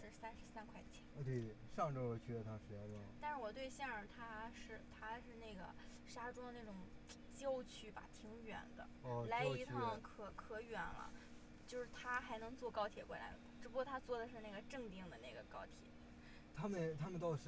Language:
Chinese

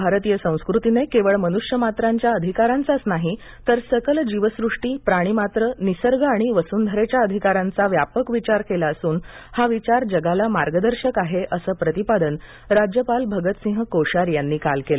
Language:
Marathi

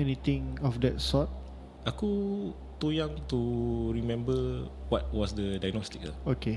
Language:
Malay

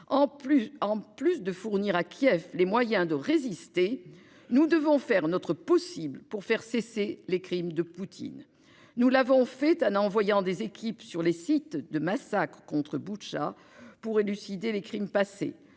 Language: French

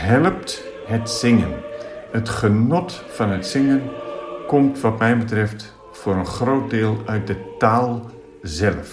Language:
Dutch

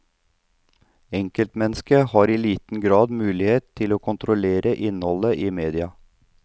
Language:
Norwegian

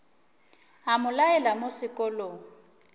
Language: Northern Sotho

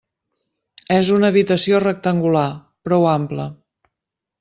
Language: Catalan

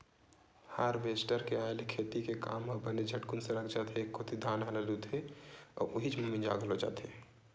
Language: Chhattisgarhi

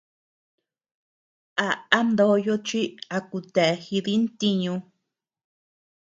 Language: Tepeuxila Cuicatec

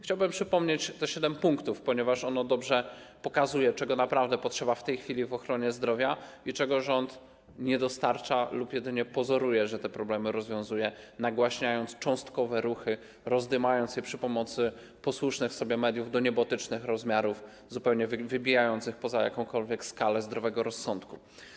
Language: Polish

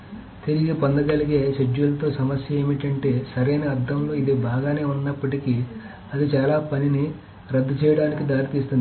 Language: Telugu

